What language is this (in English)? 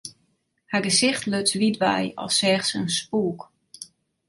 Western Frisian